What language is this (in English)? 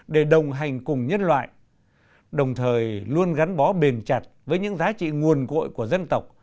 Vietnamese